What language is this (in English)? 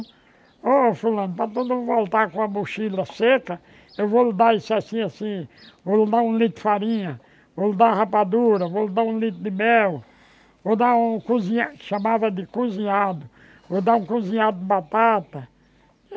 Portuguese